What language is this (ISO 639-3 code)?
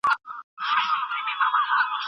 pus